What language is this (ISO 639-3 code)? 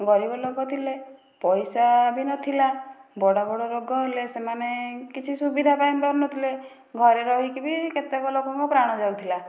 ori